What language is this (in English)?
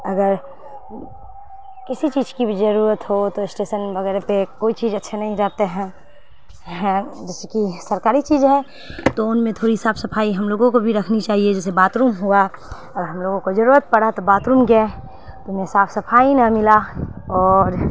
Urdu